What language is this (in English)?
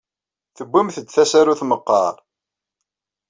Kabyle